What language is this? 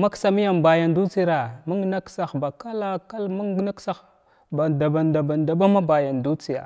Glavda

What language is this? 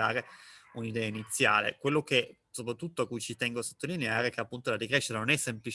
Italian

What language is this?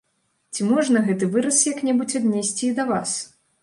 Belarusian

